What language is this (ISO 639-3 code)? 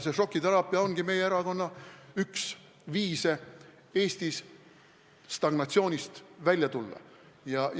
est